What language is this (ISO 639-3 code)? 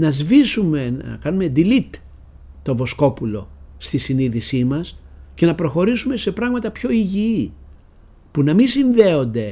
ell